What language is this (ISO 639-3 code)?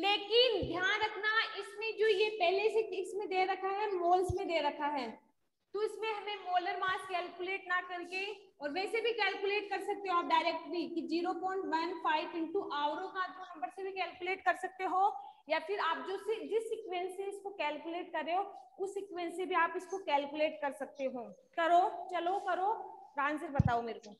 hin